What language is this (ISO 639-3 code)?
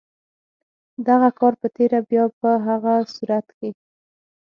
pus